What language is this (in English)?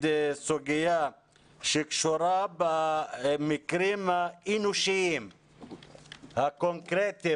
Hebrew